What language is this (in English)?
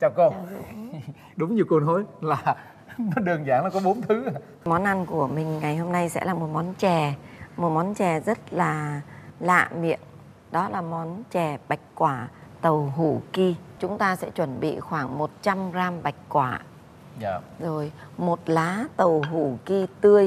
Vietnamese